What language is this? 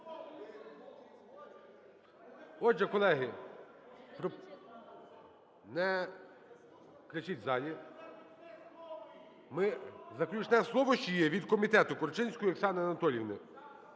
Ukrainian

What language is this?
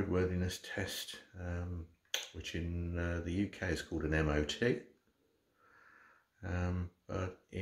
English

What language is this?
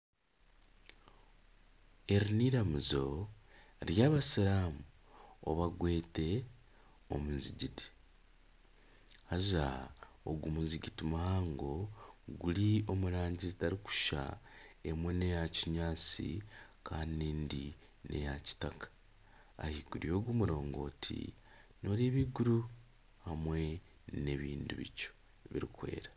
Nyankole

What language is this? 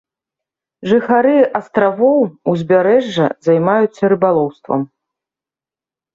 Belarusian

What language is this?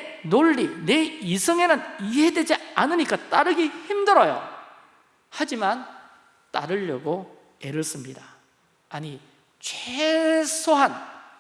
Korean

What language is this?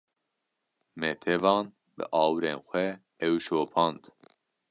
Kurdish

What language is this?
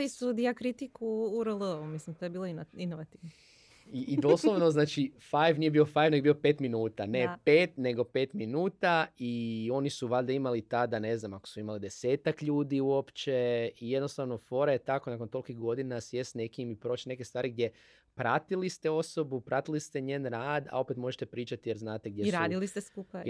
Croatian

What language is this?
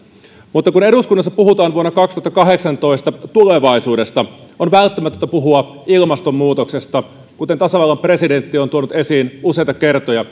Finnish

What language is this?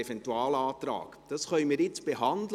Swiss German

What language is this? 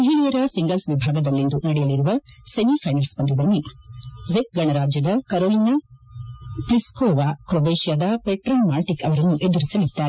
Kannada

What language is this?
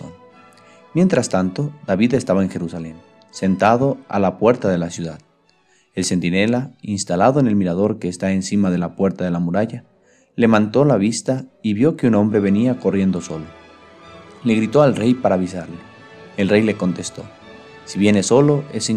Spanish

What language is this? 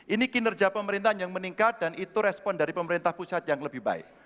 Indonesian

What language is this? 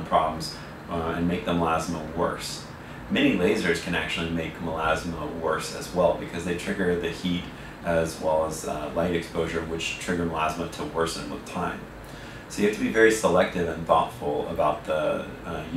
English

